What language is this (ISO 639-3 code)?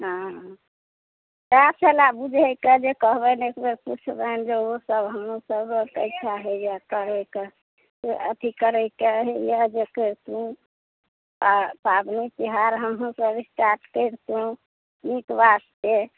mai